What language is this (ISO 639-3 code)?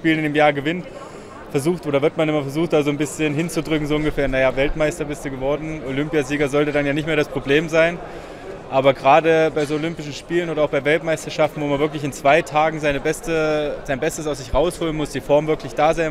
deu